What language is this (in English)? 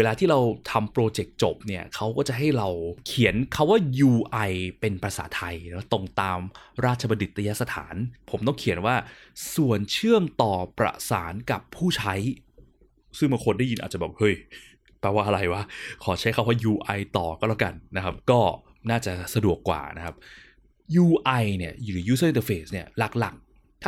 Thai